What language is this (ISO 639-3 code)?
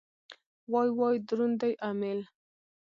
pus